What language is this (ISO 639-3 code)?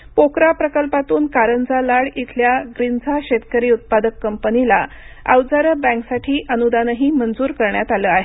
mar